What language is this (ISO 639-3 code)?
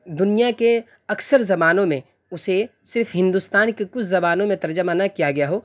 urd